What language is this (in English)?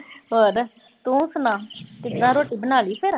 Punjabi